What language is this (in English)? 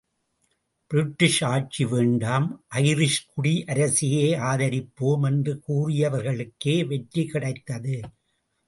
Tamil